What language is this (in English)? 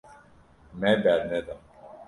Kurdish